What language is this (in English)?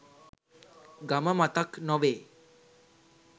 Sinhala